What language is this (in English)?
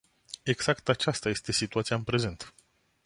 Romanian